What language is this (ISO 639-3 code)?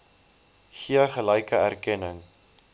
afr